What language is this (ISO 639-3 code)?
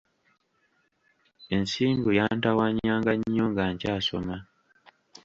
lug